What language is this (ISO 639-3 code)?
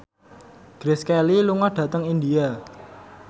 jav